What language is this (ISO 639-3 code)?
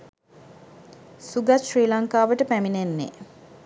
sin